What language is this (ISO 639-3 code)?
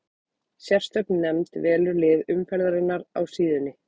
isl